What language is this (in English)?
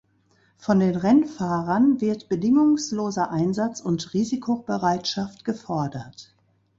German